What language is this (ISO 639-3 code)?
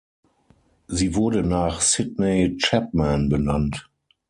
deu